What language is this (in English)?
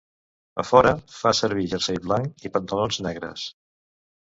Catalan